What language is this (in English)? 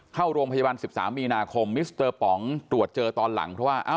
Thai